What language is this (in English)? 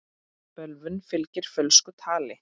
Icelandic